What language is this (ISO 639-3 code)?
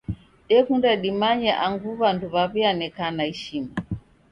dav